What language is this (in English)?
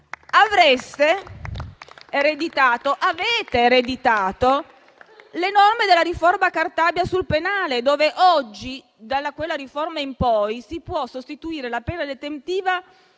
Italian